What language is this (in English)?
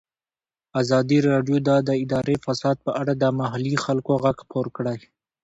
Pashto